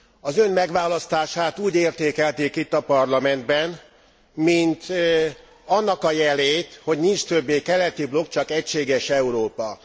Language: Hungarian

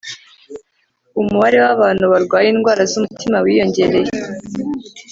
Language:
Kinyarwanda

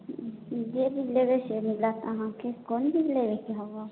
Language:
Maithili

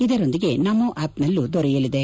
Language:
Kannada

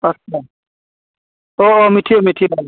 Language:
Bodo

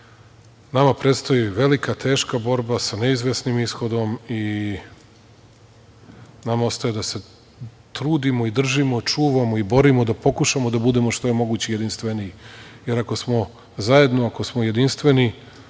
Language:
Serbian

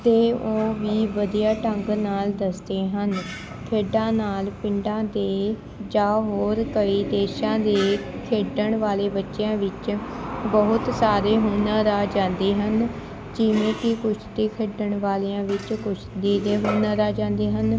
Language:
Punjabi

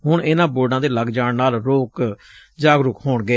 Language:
Punjabi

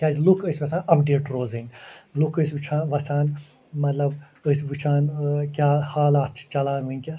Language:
Kashmiri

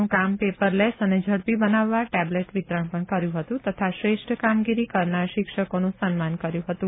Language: Gujarati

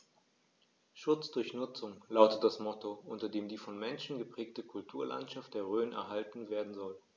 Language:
German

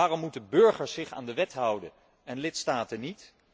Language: Dutch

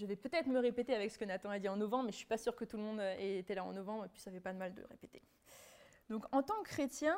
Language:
French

